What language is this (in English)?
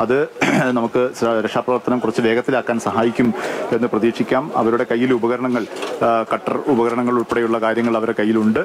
Malayalam